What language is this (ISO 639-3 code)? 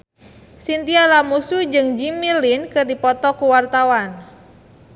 sun